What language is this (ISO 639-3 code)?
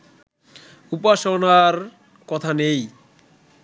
ben